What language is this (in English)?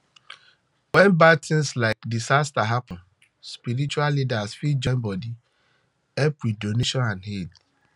Nigerian Pidgin